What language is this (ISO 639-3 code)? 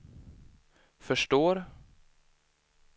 swe